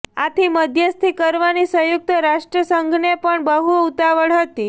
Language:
Gujarati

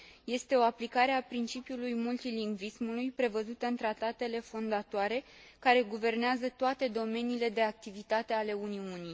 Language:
Romanian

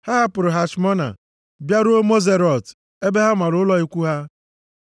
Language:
Igbo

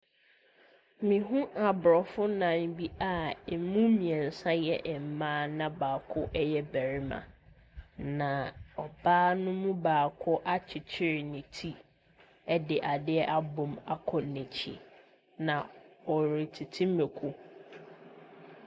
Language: Akan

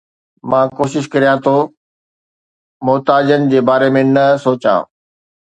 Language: Sindhi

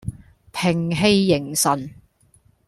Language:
Cantonese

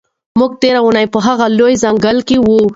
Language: Pashto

